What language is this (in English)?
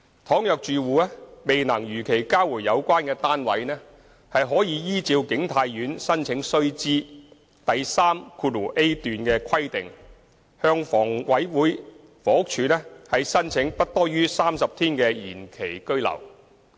Cantonese